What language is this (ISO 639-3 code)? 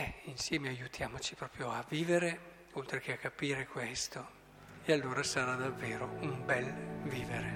ita